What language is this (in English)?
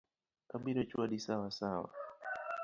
Luo (Kenya and Tanzania)